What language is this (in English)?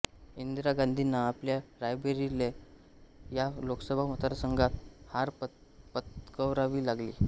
Marathi